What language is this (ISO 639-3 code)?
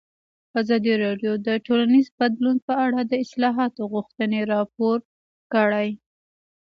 pus